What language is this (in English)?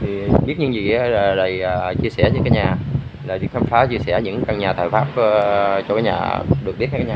Vietnamese